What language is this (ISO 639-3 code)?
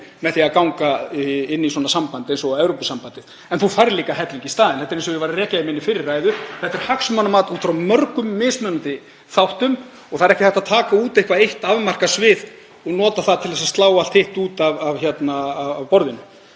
isl